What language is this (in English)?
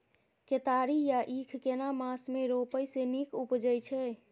Maithili